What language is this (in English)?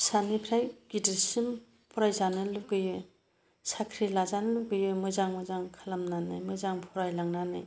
Bodo